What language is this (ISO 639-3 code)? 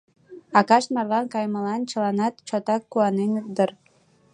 chm